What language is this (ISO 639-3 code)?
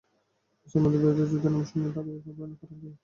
ben